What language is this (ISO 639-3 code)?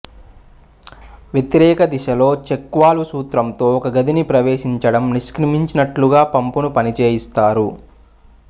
tel